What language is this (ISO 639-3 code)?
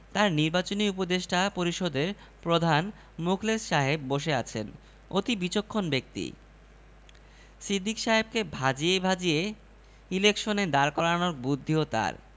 ben